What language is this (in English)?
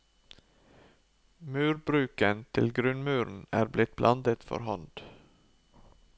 Norwegian